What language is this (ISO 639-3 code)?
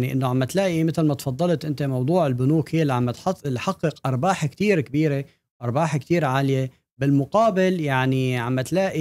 ara